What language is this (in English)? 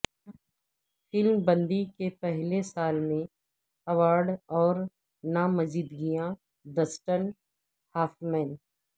Urdu